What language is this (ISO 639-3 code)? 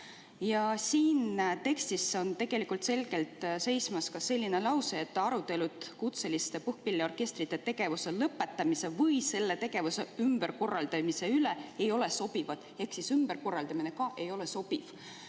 est